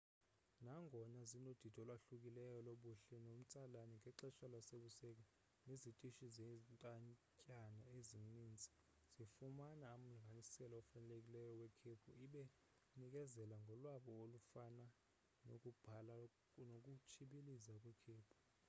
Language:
Xhosa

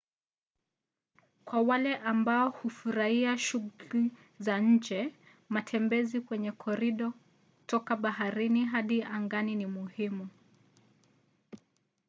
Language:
Swahili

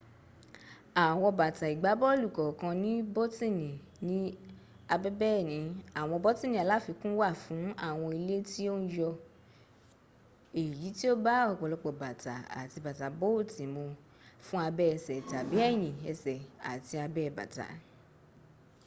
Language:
Yoruba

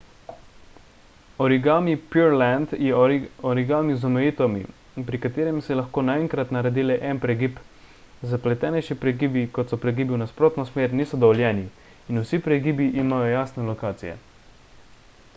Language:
Slovenian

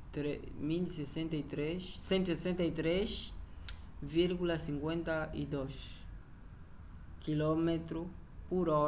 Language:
Umbundu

